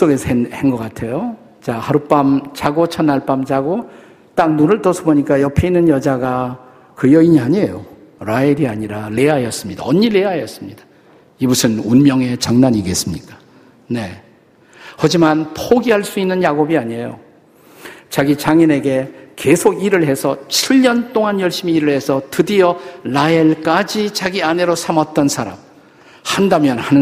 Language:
Korean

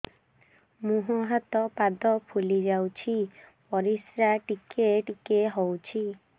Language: Odia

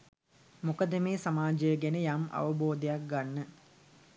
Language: Sinhala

